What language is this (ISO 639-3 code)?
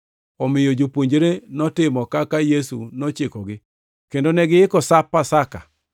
luo